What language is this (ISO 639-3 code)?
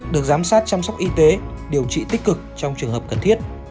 vie